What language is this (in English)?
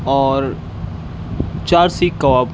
Urdu